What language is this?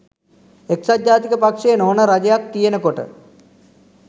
Sinhala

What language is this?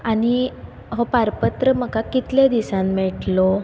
Konkani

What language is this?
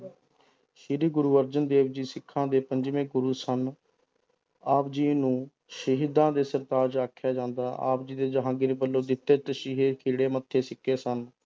Punjabi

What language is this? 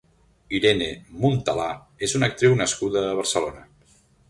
Catalan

